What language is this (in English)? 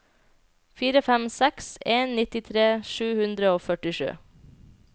Norwegian